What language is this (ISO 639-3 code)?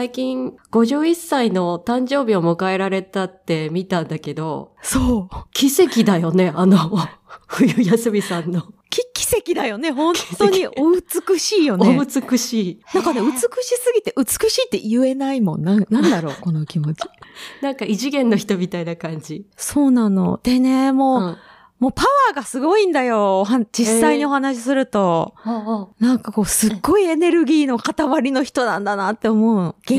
jpn